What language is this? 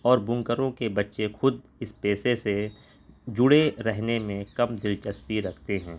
Urdu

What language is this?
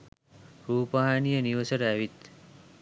Sinhala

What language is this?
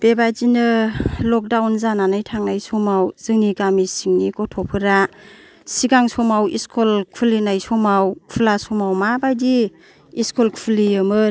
Bodo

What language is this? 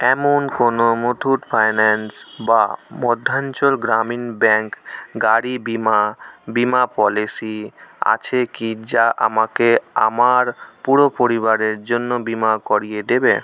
Bangla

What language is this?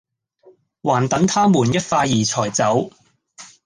Cantonese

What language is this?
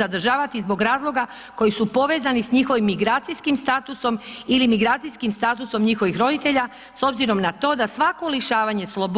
Croatian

